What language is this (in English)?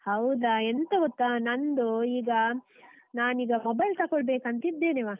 Kannada